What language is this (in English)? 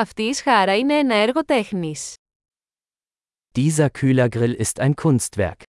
Greek